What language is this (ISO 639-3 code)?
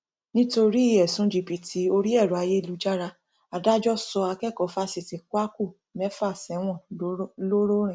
yor